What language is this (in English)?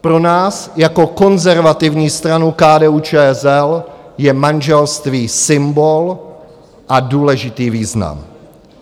Czech